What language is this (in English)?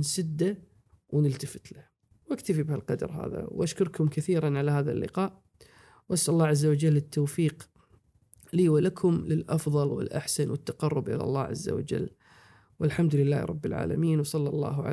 Arabic